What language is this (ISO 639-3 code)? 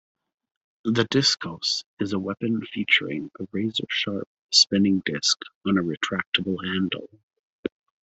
eng